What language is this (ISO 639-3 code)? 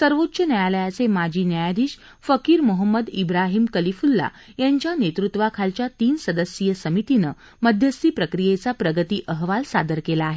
mar